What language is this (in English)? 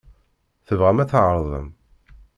Kabyle